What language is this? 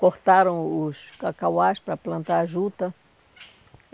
Portuguese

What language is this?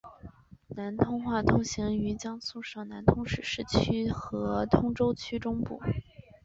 Chinese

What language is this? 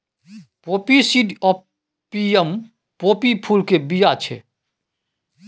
Maithili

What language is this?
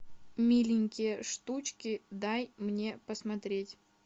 Russian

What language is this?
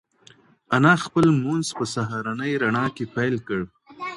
Pashto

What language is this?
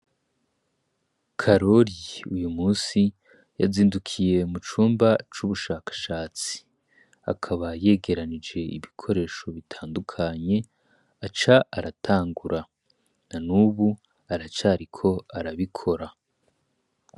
Rundi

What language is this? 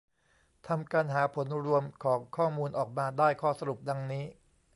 Thai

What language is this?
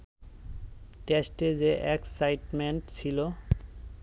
Bangla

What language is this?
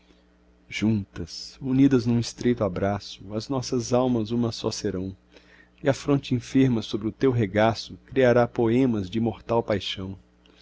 Portuguese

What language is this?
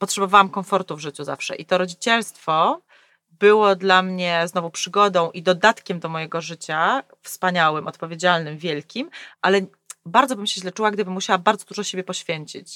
Polish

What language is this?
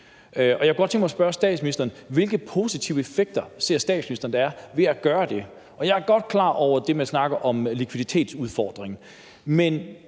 Danish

